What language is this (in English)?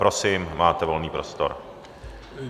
Czech